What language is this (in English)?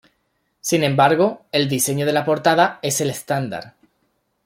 Spanish